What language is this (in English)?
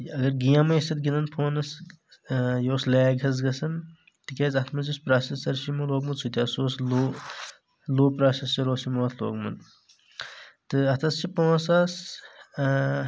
Kashmiri